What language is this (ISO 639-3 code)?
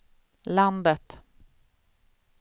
swe